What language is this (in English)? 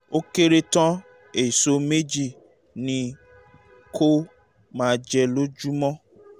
Yoruba